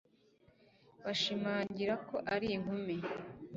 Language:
Kinyarwanda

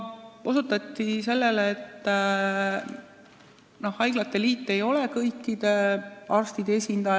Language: Estonian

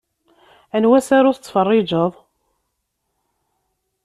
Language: Kabyle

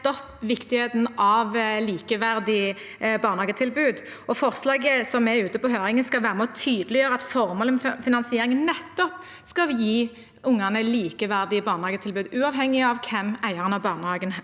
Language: Norwegian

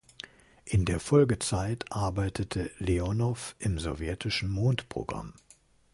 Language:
German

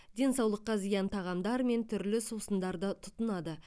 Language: Kazakh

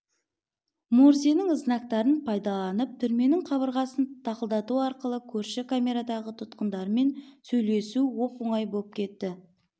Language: Kazakh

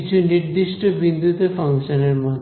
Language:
Bangla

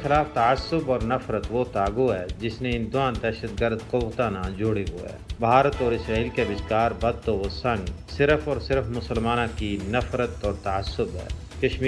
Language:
Urdu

